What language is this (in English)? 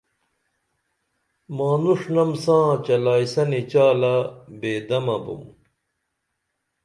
Dameli